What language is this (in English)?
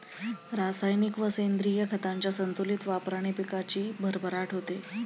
Marathi